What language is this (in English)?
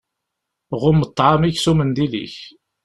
Kabyle